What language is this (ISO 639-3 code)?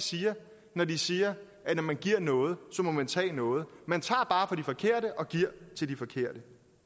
dan